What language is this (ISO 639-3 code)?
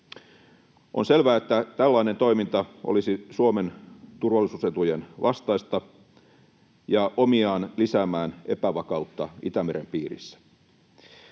fin